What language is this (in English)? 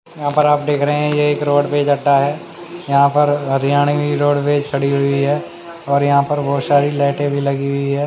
Hindi